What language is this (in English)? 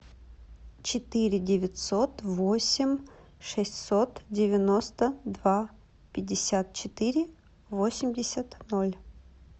Russian